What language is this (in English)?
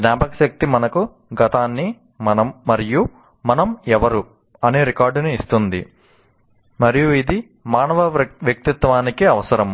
Telugu